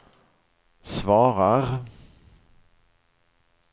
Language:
Swedish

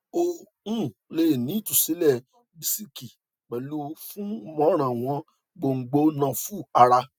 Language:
Yoruba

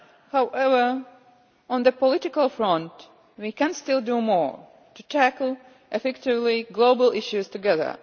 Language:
English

